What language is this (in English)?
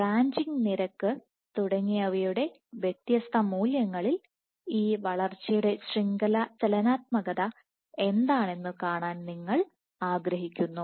Malayalam